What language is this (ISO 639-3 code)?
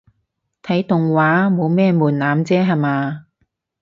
yue